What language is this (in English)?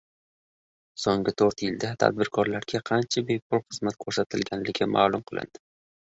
Uzbek